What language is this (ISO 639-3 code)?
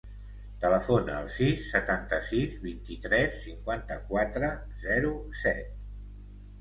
cat